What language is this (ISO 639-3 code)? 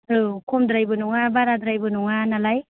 brx